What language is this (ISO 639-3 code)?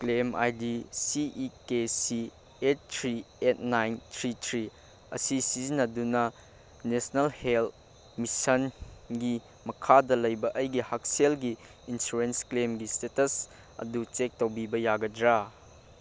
mni